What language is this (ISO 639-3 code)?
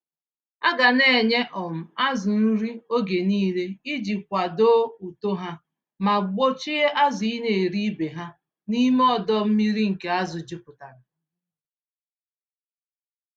ibo